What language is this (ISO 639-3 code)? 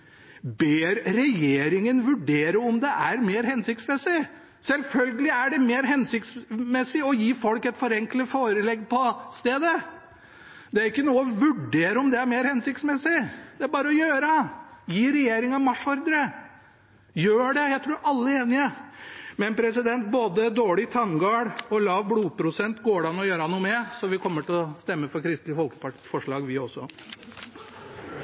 nob